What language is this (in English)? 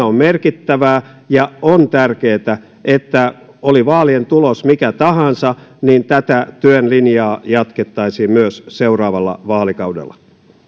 Finnish